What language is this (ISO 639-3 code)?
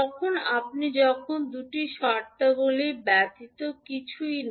ben